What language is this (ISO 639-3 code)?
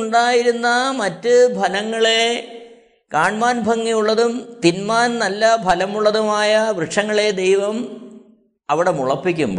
mal